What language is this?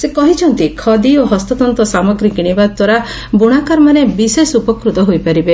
Odia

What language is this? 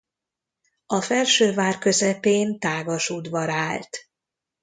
Hungarian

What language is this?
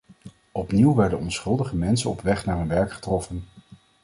Dutch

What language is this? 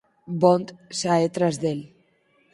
Galician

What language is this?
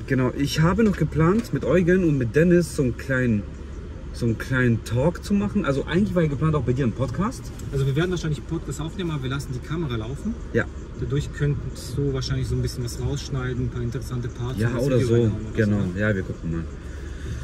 German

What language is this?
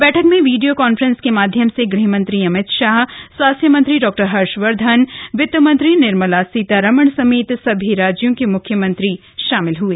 Hindi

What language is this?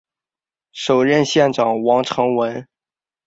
Chinese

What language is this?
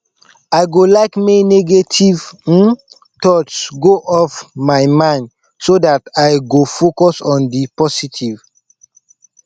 Nigerian Pidgin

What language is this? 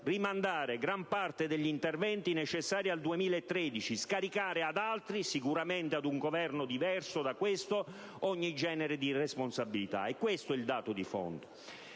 Italian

